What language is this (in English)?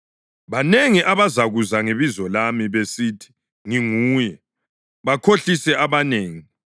North Ndebele